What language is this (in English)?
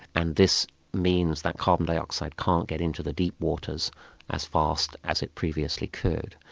English